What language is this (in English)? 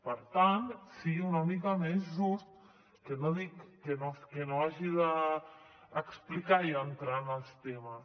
Catalan